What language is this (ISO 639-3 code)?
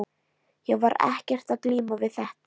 isl